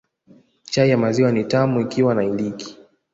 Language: Swahili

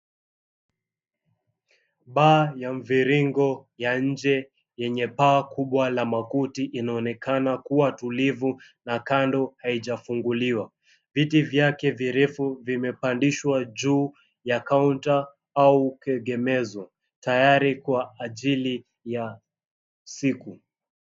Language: Swahili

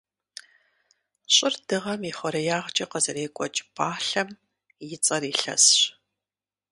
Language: Kabardian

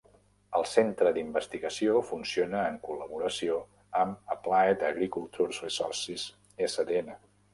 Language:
Catalan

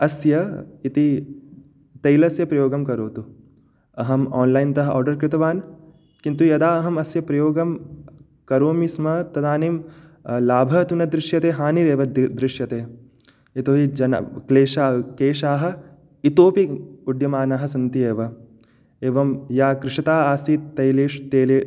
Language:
Sanskrit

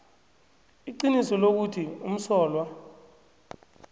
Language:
South Ndebele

